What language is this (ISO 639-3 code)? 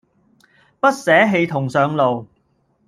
yue